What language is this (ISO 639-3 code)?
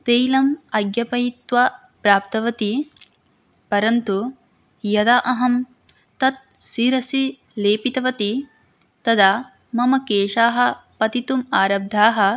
san